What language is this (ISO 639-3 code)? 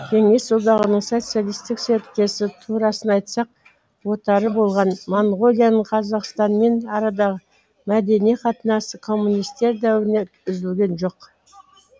kaz